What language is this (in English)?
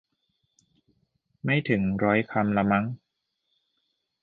Thai